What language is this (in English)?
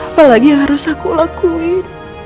Indonesian